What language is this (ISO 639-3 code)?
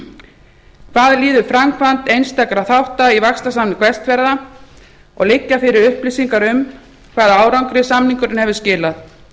isl